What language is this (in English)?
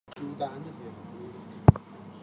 Chinese